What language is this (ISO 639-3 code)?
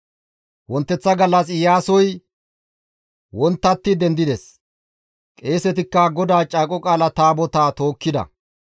gmv